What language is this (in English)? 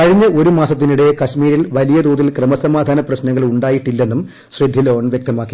Malayalam